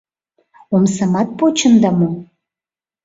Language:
Mari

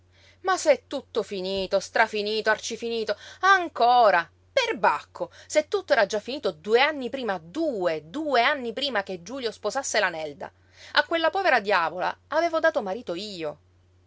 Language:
Italian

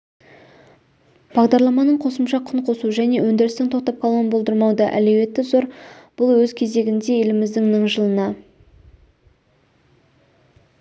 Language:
Kazakh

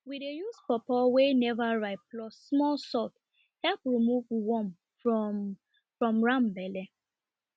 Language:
Nigerian Pidgin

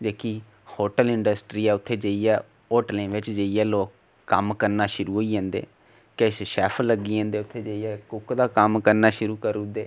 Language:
Dogri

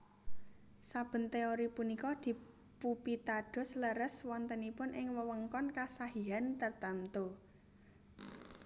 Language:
Javanese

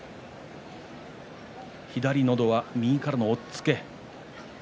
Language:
Japanese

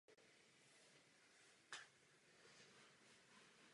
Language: Czech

